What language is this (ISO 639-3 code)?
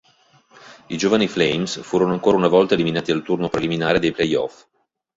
ita